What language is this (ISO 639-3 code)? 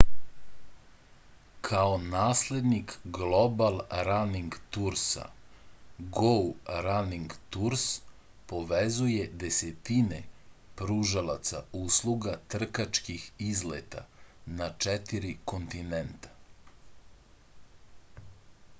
srp